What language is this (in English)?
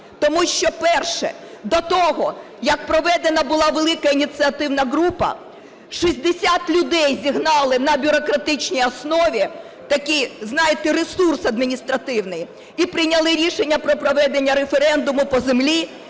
Ukrainian